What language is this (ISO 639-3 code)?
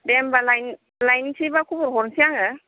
brx